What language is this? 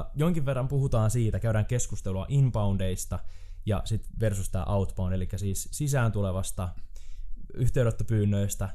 Finnish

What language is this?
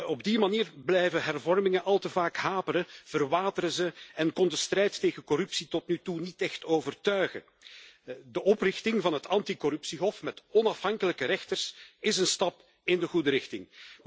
Dutch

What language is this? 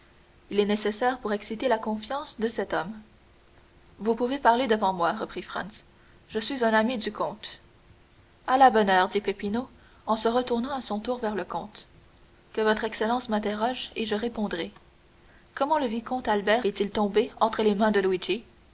French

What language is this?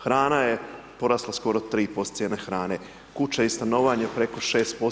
Croatian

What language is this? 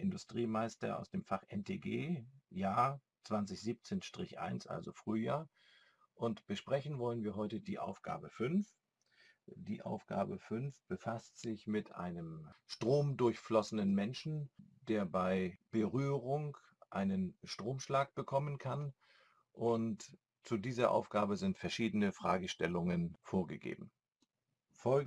German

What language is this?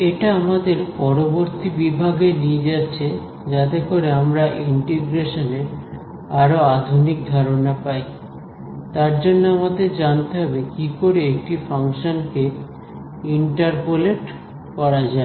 Bangla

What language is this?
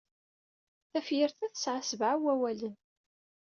Kabyle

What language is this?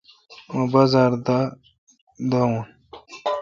Kalkoti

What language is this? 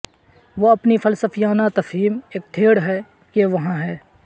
Urdu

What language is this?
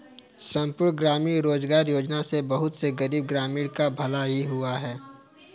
Hindi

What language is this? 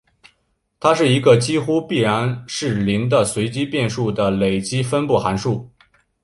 Chinese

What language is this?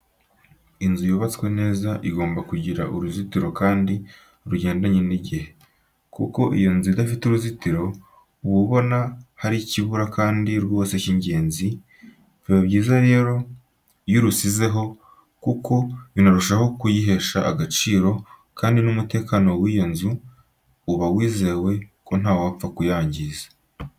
Kinyarwanda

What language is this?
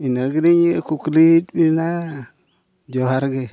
Santali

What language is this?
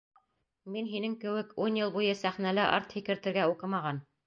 Bashkir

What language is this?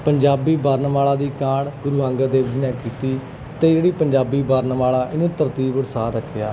Punjabi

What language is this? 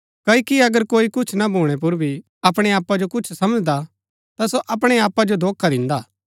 Gaddi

